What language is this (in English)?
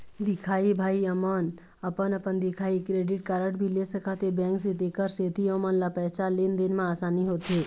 Chhattisgarhi